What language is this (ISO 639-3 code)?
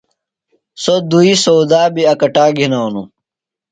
phl